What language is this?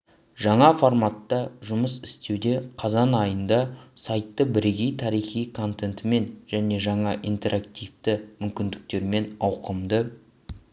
Kazakh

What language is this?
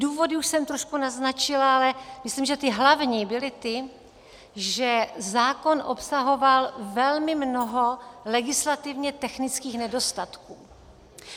Czech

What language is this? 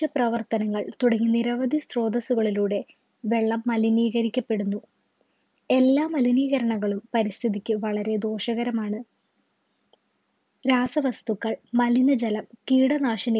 Malayalam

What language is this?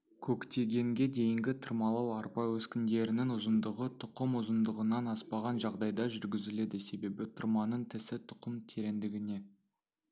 Kazakh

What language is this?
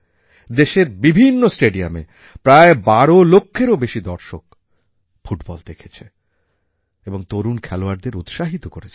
Bangla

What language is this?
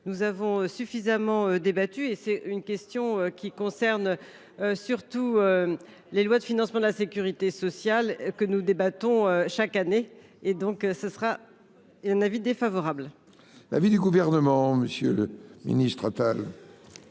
French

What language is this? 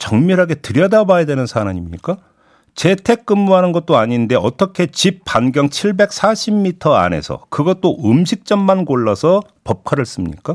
Korean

